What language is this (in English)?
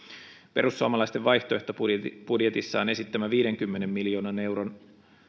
Finnish